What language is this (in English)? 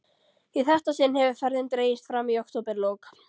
Icelandic